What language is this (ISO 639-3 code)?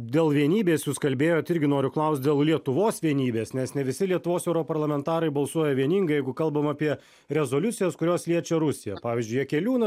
lit